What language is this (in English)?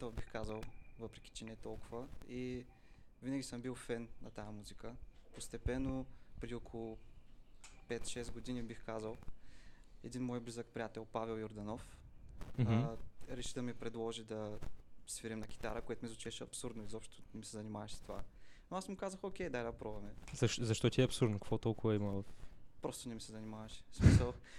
Bulgarian